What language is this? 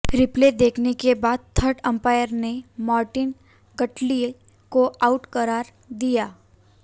Hindi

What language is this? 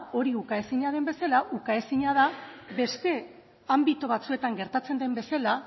Basque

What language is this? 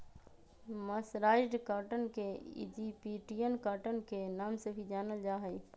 Magahi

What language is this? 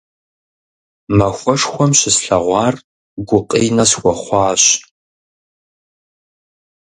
Kabardian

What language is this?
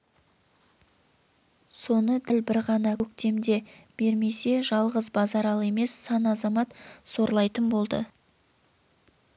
Kazakh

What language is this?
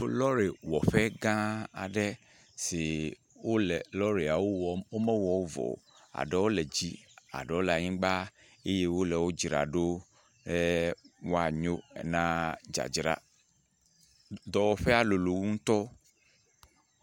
Ewe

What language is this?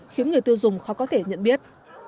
Vietnamese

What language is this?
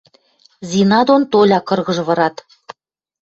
Western Mari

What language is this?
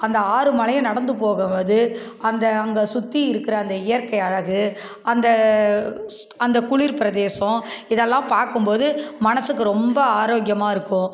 Tamil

